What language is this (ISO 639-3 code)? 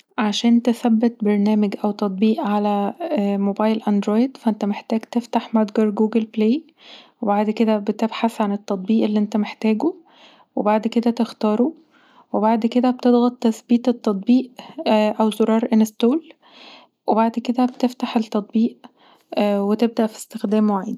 arz